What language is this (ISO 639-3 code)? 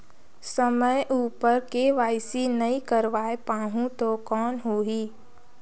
hne